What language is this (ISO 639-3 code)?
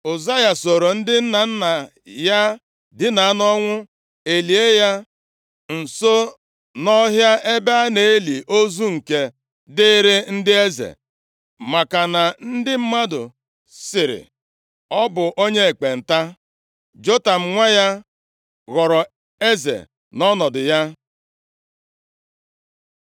ibo